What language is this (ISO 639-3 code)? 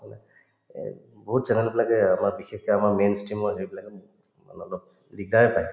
asm